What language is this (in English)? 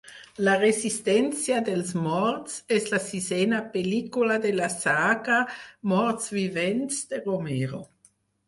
Catalan